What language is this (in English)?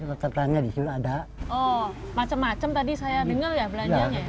Indonesian